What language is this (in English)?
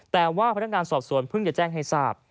Thai